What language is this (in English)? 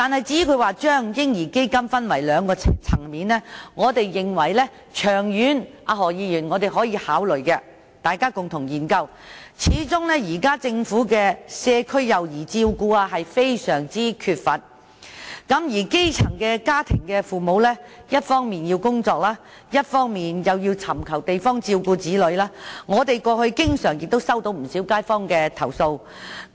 Cantonese